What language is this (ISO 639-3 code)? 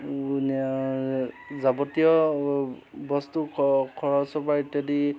asm